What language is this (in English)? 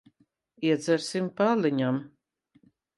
Latvian